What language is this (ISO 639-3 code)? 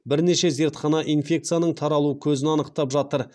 kaz